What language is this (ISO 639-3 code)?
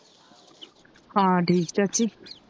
pan